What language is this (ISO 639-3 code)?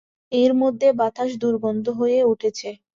ben